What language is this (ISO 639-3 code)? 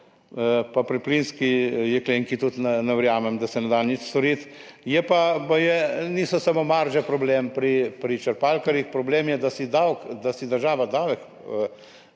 slv